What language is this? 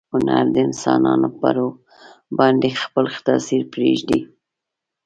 Pashto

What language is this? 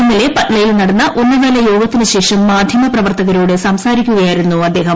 Malayalam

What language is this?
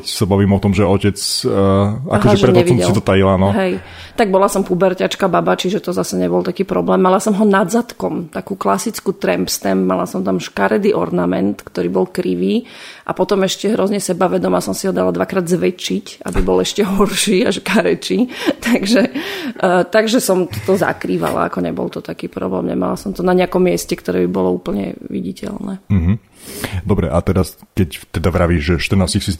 Slovak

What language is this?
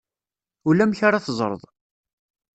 Kabyle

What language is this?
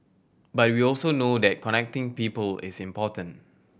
English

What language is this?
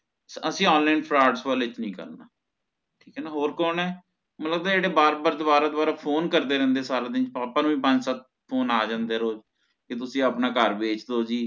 Punjabi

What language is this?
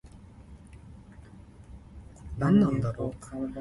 Min Nan Chinese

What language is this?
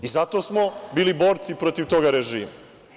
Serbian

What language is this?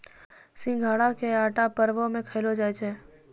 Maithili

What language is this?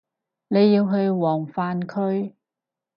Cantonese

